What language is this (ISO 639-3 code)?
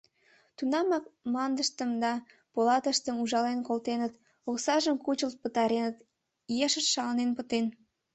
chm